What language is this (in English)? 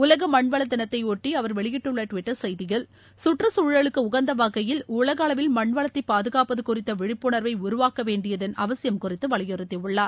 Tamil